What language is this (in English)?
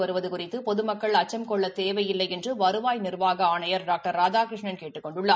Tamil